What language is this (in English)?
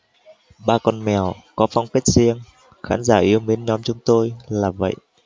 Vietnamese